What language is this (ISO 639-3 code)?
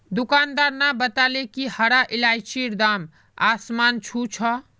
mag